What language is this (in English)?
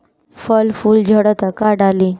Bhojpuri